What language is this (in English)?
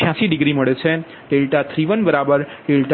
Gujarati